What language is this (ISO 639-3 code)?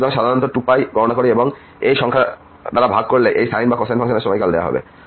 ben